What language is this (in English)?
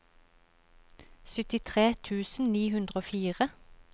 Norwegian